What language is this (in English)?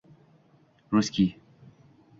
Uzbek